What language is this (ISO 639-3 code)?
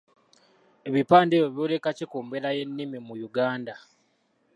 lug